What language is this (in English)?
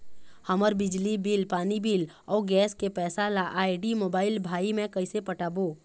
Chhattisgarhi